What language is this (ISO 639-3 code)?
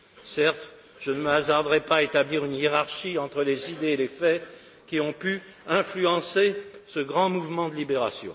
fra